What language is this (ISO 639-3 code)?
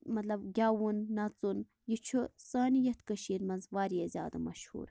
kas